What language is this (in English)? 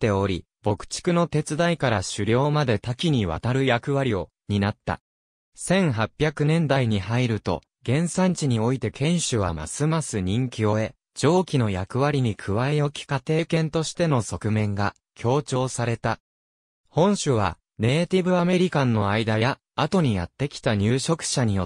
Japanese